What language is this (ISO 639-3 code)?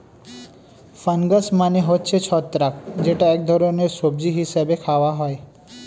ben